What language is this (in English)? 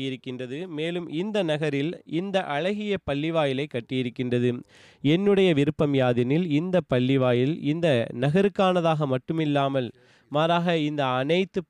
Tamil